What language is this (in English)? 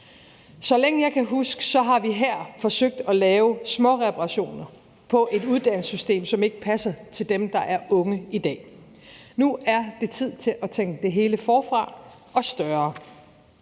Danish